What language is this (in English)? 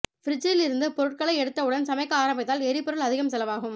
Tamil